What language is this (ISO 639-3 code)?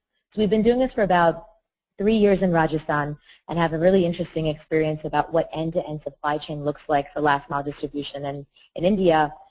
eng